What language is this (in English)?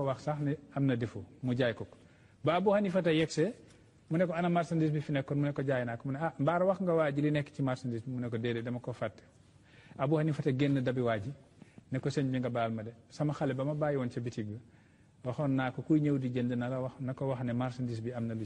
Arabic